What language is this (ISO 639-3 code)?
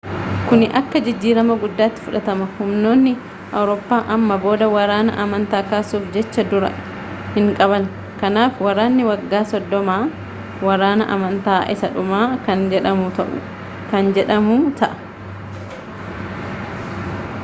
orm